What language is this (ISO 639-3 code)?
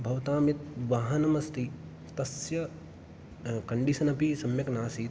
san